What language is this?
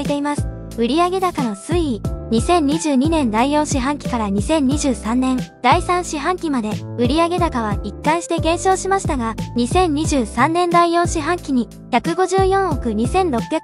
Japanese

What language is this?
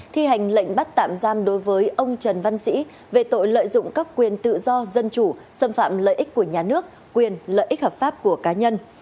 Vietnamese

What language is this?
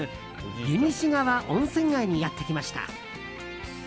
Japanese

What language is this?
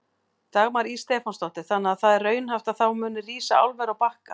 Icelandic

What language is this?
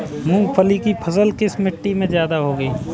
Hindi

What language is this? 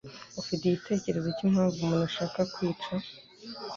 Kinyarwanda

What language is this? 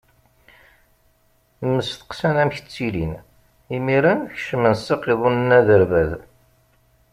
Kabyle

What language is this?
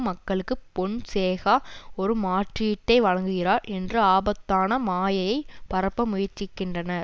Tamil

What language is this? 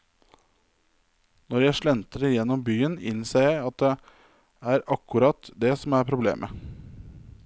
Norwegian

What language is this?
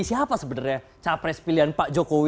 Indonesian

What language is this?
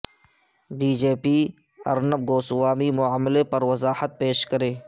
Urdu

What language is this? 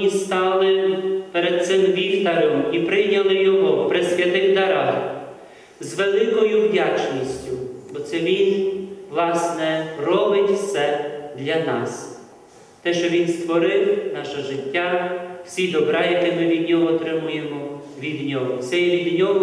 Ukrainian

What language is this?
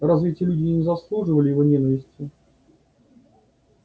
Russian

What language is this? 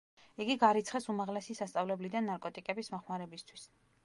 Georgian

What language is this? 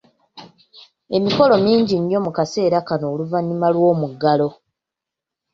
Ganda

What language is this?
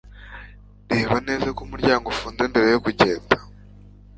Kinyarwanda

